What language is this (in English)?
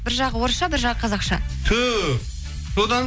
Kazakh